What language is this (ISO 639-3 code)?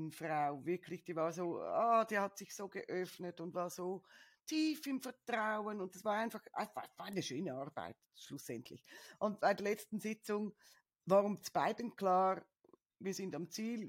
deu